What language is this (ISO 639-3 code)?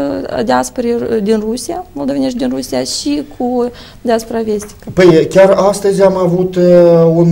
ron